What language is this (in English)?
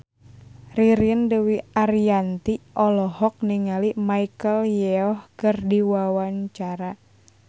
Sundanese